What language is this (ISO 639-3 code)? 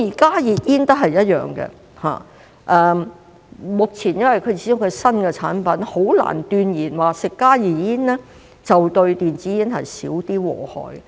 yue